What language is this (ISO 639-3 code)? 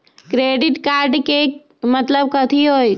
mag